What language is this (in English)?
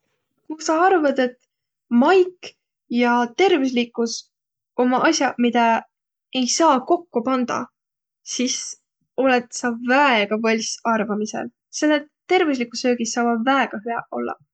Võro